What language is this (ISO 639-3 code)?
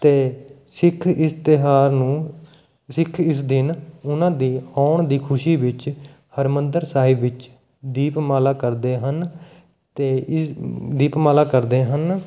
pan